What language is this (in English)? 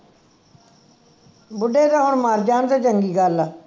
Punjabi